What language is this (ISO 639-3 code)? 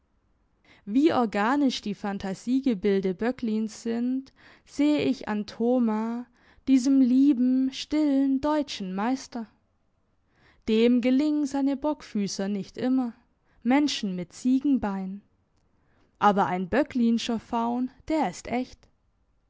deu